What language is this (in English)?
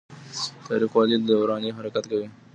Pashto